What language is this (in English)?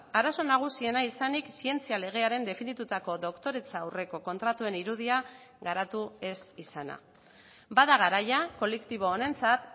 Basque